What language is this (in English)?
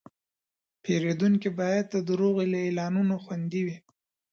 Pashto